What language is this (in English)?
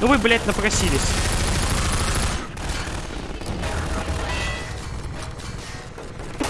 Russian